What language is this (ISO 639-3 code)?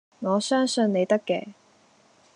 yue